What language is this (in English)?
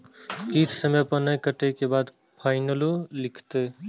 Maithili